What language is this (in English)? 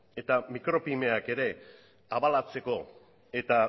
Basque